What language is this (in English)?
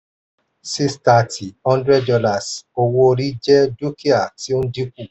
Yoruba